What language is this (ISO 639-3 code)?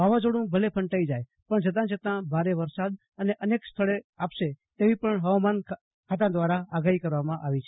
guj